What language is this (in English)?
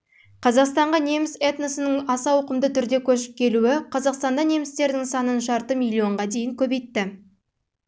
Kazakh